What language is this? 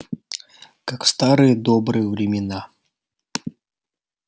Russian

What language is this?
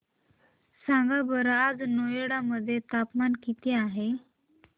Marathi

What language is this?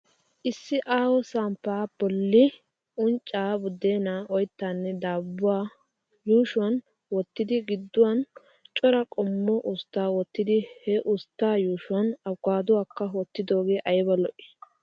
Wolaytta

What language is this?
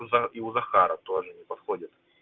Russian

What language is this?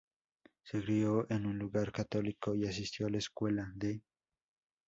Spanish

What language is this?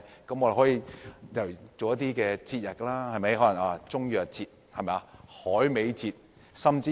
Cantonese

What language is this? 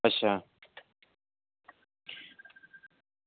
Dogri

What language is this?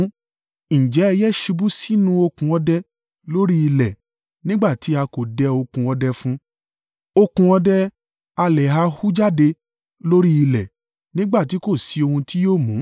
Yoruba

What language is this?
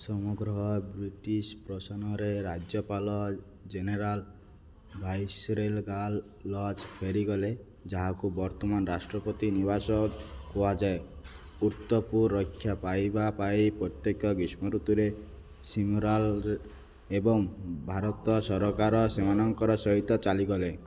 Odia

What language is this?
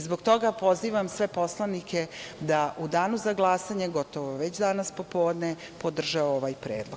Serbian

